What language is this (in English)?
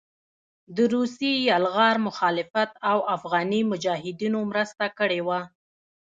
Pashto